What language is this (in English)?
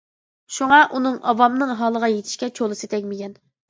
Uyghur